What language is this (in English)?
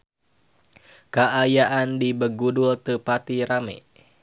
Sundanese